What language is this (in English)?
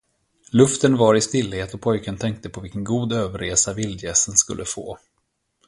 Swedish